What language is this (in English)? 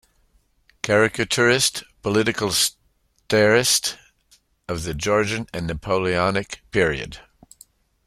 English